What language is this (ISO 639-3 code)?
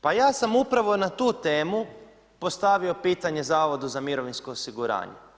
hrv